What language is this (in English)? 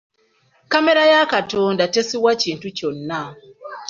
Ganda